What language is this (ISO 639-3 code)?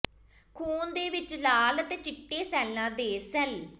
pan